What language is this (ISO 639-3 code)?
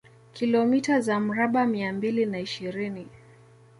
swa